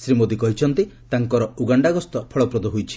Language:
Odia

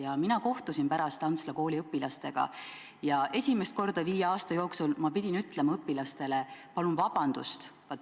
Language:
Estonian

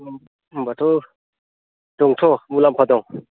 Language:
Bodo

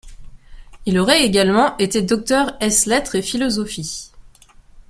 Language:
French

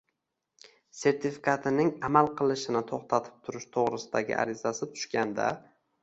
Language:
Uzbek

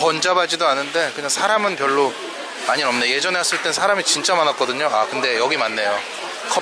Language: Korean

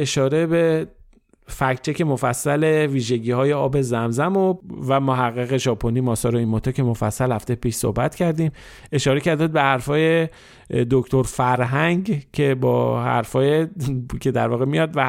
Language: Persian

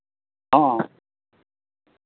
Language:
Santali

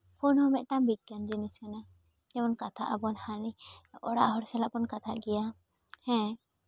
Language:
Santali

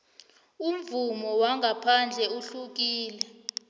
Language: South Ndebele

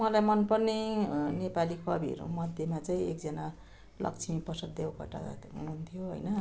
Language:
Nepali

